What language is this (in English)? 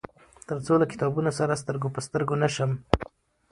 Pashto